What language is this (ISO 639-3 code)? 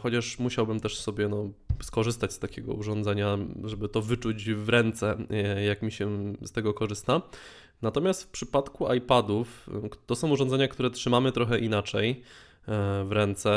pol